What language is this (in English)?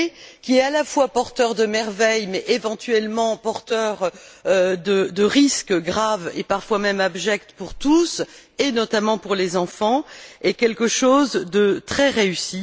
French